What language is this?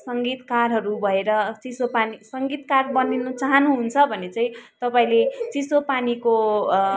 Nepali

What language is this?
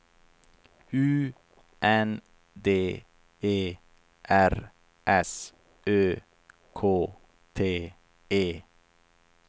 Swedish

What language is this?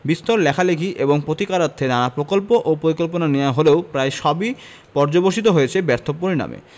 Bangla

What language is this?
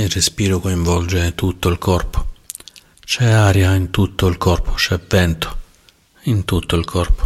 Italian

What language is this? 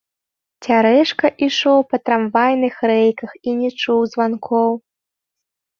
Belarusian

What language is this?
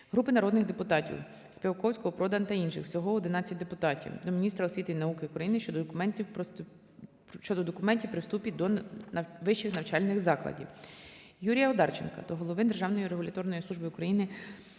Ukrainian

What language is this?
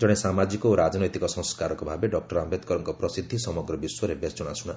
Odia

